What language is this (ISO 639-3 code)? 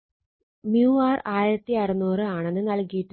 mal